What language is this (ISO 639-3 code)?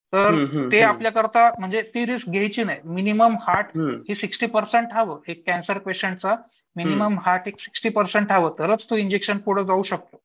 mar